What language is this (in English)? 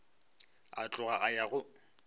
Northern Sotho